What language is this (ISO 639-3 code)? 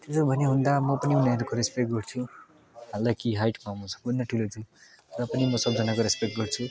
nep